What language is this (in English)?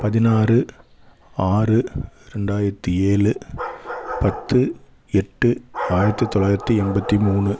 Tamil